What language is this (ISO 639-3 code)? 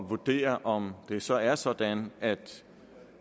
dan